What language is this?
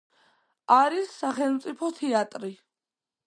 Georgian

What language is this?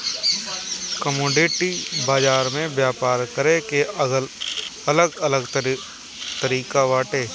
Bhojpuri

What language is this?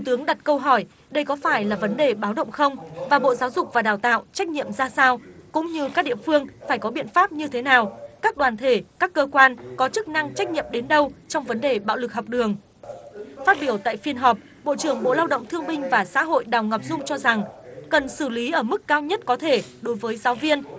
Vietnamese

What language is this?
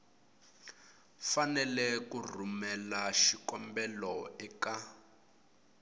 Tsonga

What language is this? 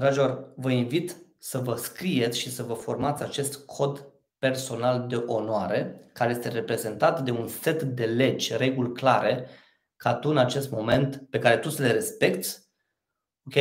Romanian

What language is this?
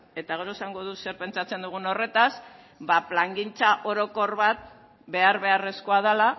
Basque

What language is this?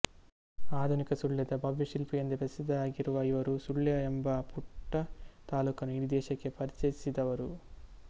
Kannada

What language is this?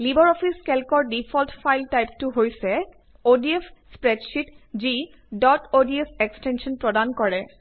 Assamese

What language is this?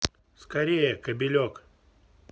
Russian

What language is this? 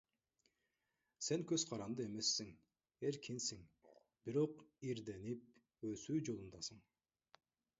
Kyrgyz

